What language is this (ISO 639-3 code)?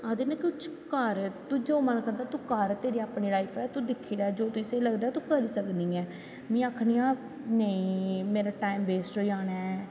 doi